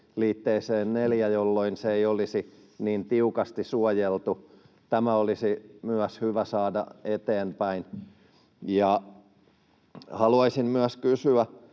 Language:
Finnish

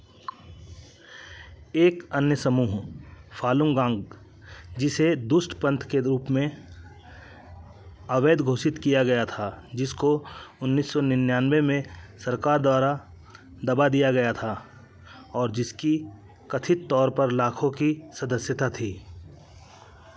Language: Hindi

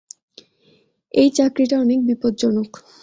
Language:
Bangla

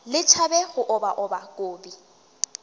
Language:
Northern Sotho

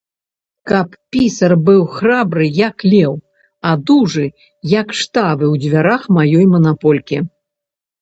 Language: Belarusian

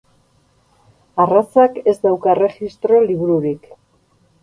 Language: Basque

